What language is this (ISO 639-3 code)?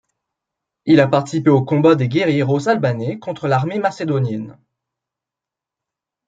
fra